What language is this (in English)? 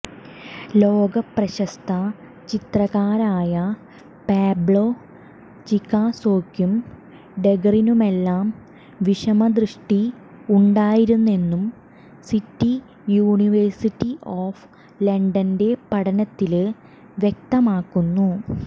Malayalam